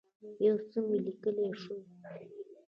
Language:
Pashto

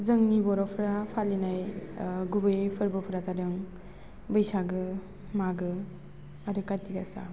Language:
Bodo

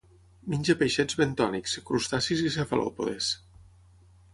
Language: Catalan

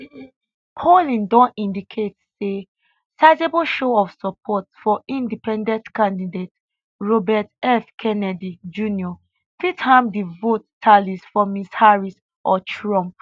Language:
Nigerian Pidgin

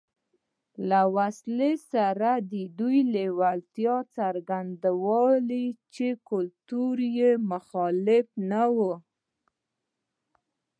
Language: Pashto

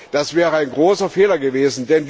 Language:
German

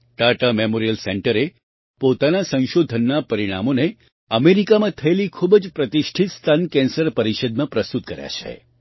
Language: Gujarati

